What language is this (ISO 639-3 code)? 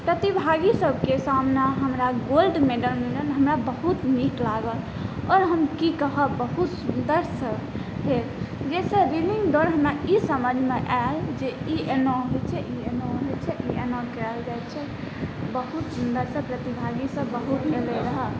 mai